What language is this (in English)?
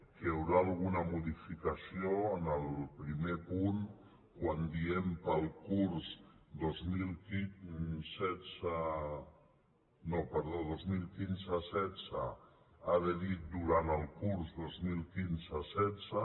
Catalan